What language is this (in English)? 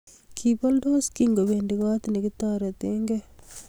Kalenjin